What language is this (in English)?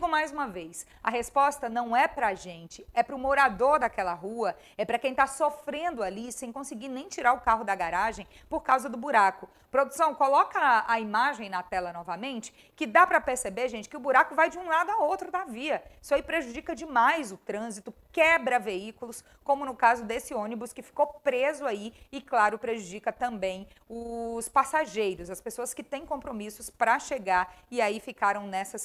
Portuguese